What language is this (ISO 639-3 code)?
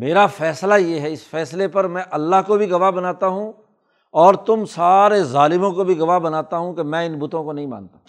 urd